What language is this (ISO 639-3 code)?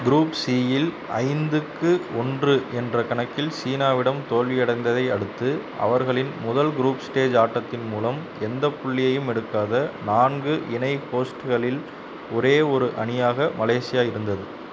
tam